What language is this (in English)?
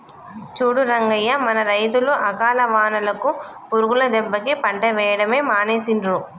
Telugu